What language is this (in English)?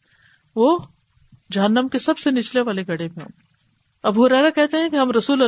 Urdu